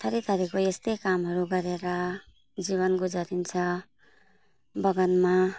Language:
Nepali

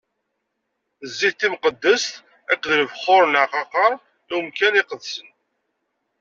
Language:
Kabyle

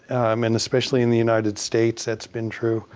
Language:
English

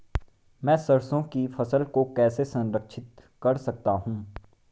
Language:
Hindi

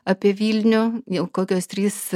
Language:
Lithuanian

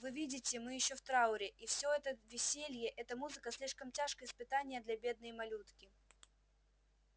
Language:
Russian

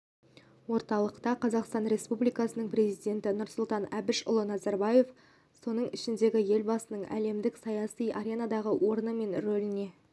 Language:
Kazakh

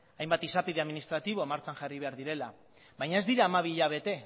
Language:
Basque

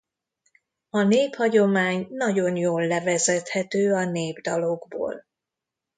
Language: Hungarian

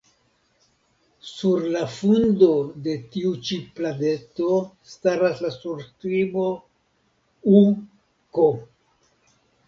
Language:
Esperanto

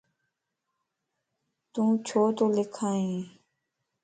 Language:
Lasi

